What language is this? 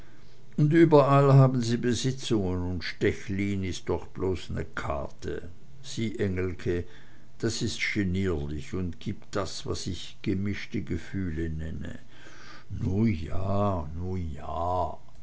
German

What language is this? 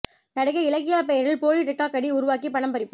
Tamil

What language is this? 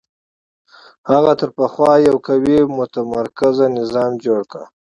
Pashto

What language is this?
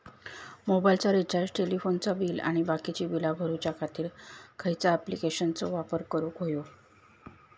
Marathi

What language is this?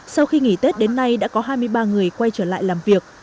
Vietnamese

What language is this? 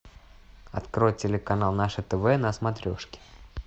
Russian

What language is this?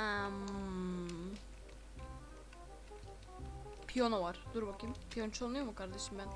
Turkish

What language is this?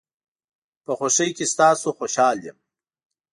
Pashto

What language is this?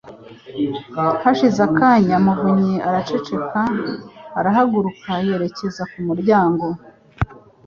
Kinyarwanda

